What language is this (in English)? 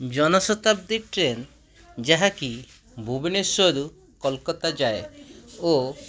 Odia